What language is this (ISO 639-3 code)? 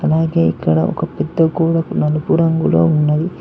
tel